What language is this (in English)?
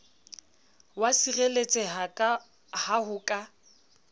Southern Sotho